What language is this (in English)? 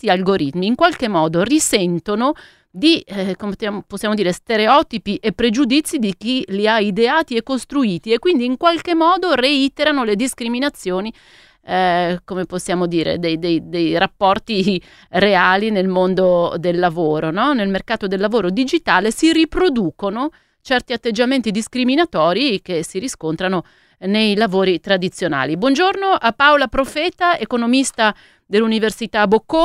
Italian